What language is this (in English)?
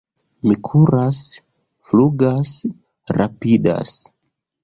Esperanto